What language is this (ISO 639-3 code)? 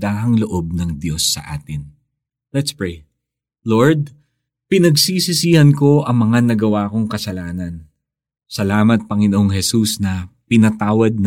fil